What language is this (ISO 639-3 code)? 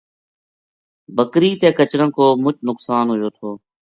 gju